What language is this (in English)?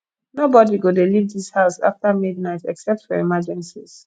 Nigerian Pidgin